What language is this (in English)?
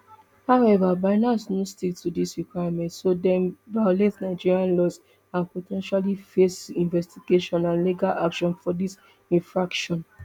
Nigerian Pidgin